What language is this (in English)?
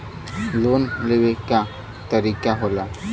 Bhojpuri